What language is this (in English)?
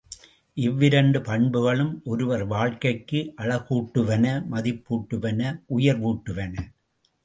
Tamil